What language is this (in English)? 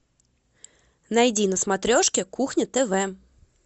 Russian